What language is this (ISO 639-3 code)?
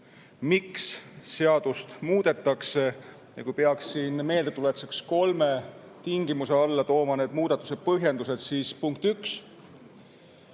est